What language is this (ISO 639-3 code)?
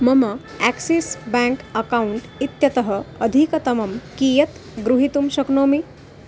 san